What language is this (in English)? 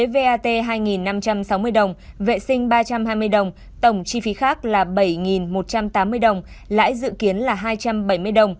Vietnamese